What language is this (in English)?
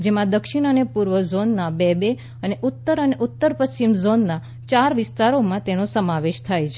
Gujarati